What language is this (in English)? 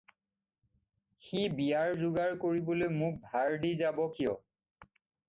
Assamese